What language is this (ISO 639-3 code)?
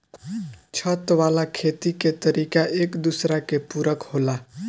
bho